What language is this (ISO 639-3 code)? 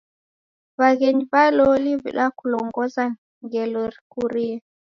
dav